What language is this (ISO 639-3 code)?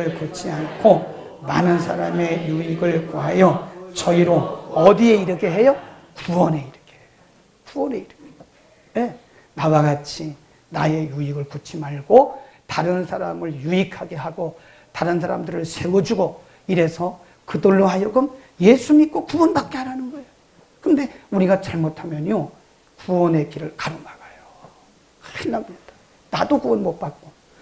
kor